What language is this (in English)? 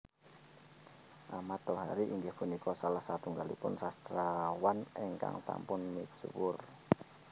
Javanese